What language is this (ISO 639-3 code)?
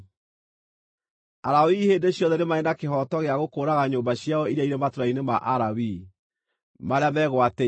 kik